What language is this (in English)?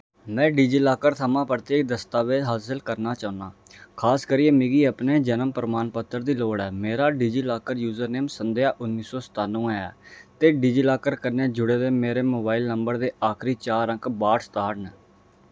Dogri